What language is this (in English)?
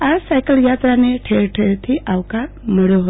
Gujarati